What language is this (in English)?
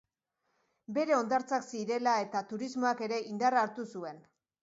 Basque